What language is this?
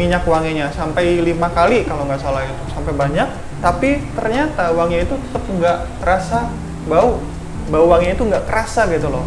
Indonesian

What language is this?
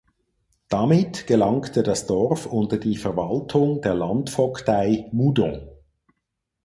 German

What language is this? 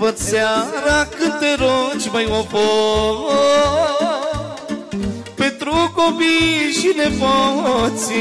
Romanian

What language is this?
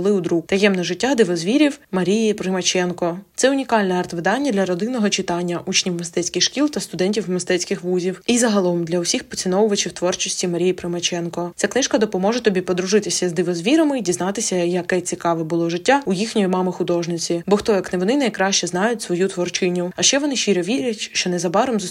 Ukrainian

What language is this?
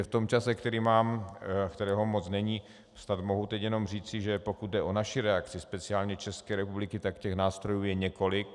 Czech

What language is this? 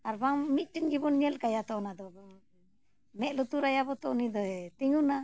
Santali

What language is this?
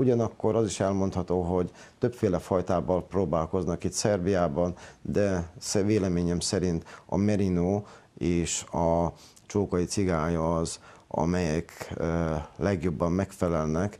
Hungarian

